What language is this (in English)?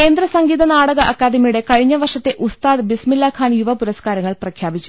Malayalam